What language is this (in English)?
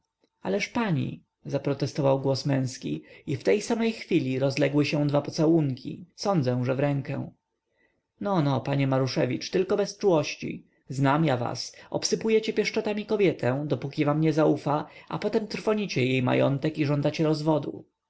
Polish